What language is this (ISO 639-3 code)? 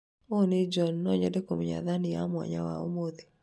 kik